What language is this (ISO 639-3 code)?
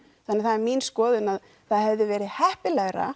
isl